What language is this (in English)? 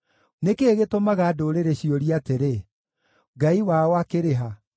Kikuyu